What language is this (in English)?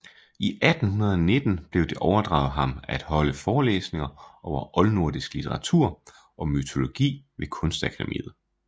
Danish